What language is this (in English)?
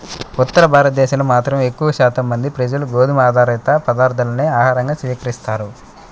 Telugu